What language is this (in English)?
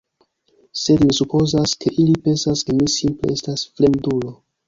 Esperanto